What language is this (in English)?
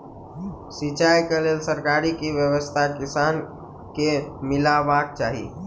Maithili